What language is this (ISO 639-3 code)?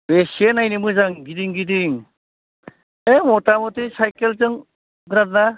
brx